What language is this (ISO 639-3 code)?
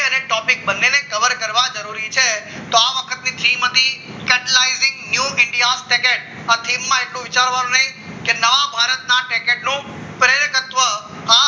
guj